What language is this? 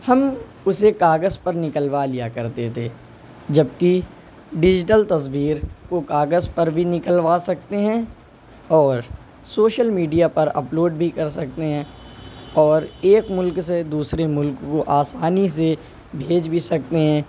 Urdu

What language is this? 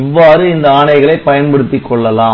Tamil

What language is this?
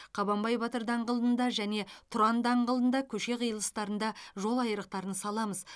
Kazakh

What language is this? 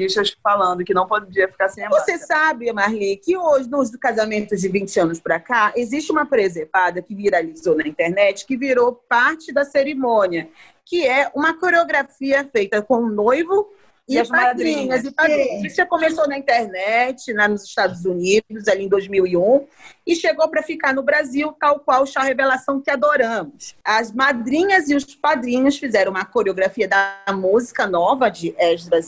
Portuguese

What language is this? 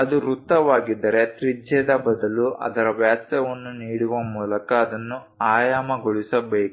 Kannada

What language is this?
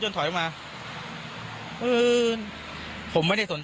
Thai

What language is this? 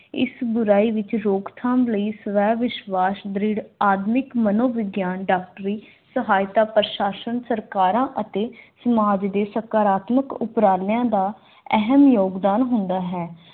Punjabi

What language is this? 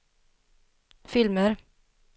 Swedish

